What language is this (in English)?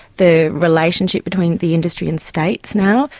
English